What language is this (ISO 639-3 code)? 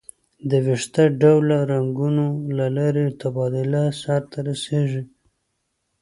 pus